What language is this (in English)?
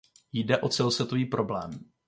Czech